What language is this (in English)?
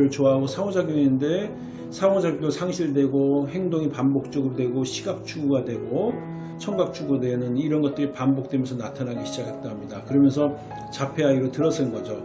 Korean